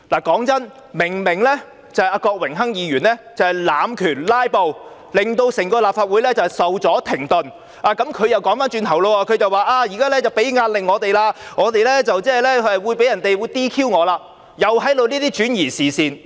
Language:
Cantonese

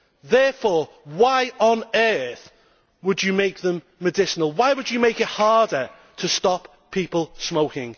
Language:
English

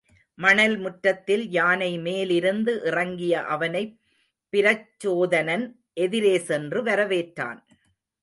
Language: Tamil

